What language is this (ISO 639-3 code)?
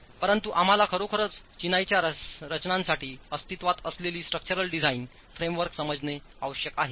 mar